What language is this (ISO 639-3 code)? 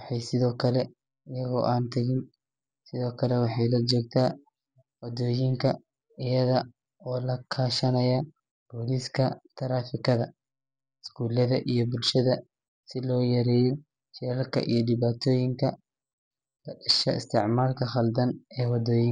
som